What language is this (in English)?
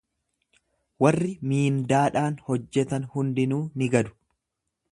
Oromo